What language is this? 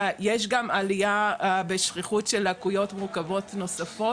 Hebrew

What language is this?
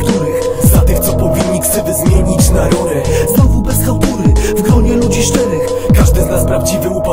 Polish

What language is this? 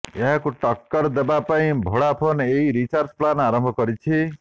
Odia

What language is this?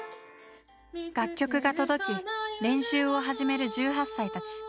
Japanese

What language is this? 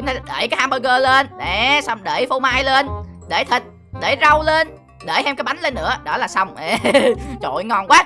Vietnamese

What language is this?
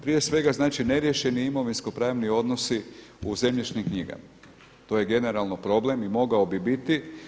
Croatian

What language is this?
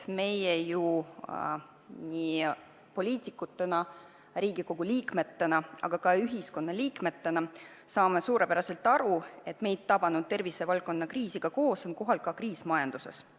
Estonian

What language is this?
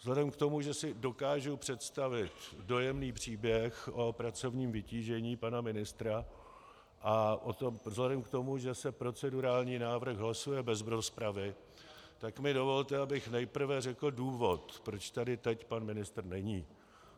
Czech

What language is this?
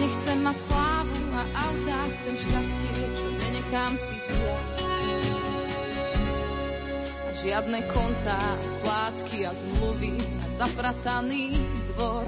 Slovak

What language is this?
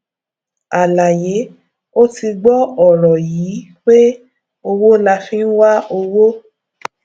Yoruba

